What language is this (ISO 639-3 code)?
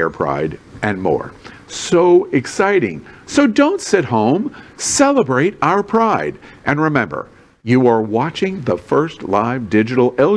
eng